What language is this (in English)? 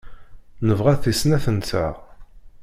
Kabyle